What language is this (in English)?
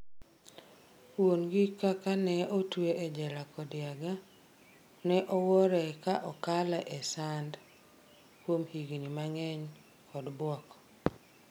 Luo (Kenya and Tanzania)